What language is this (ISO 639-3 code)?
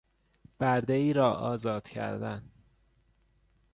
fas